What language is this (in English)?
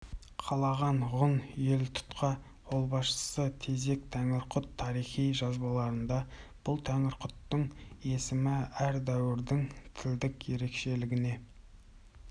Kazakh